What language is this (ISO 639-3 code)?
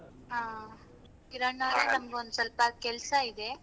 kan